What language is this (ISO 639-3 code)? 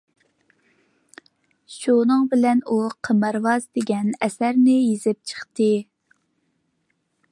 uig